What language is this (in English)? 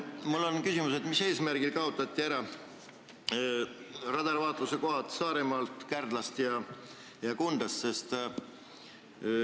Estonian